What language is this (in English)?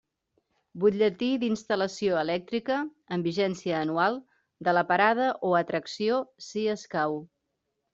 Catalan